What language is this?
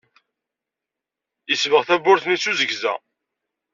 Kabyle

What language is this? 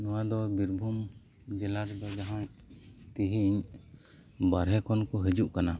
Santali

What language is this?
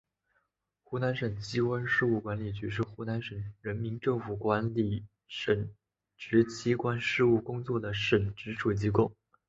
Chinese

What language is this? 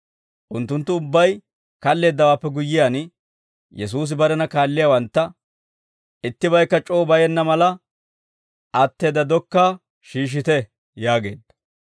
Dawro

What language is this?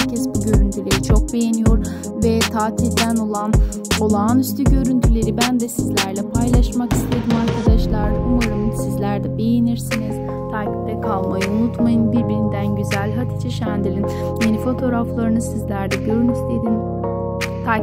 Turkish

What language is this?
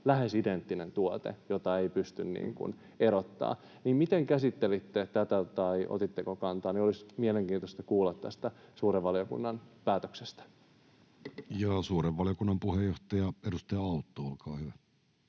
Finnish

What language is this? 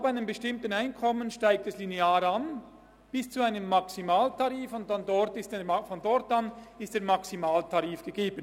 Swiss German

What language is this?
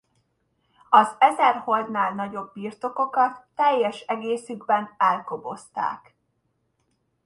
Hungarian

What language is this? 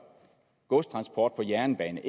Danish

